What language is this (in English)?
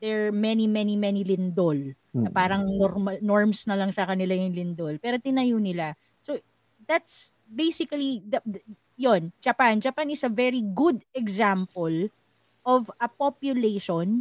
Filipino